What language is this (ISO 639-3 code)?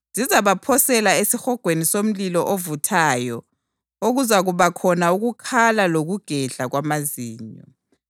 nde